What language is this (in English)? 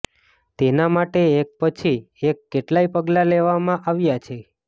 Gujarati